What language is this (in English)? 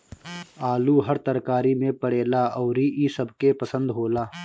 Bhojpuri